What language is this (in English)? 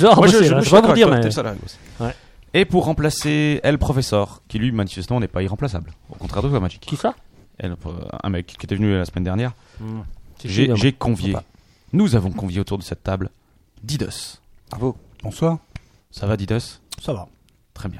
French